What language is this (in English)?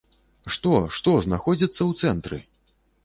Belarusian